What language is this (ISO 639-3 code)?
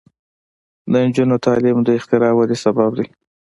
pus